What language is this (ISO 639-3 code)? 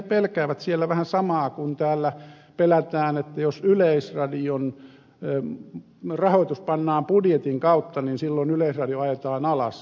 fin